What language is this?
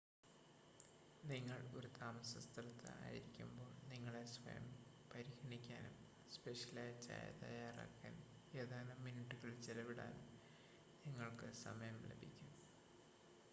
Malayalam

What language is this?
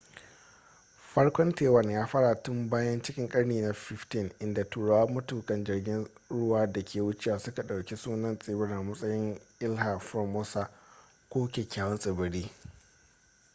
Hausa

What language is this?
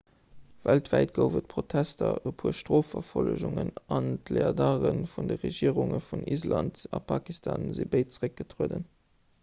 Luxembourgish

